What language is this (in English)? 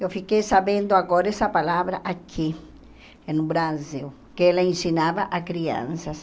Portuguese